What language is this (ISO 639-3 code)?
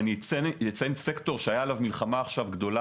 heb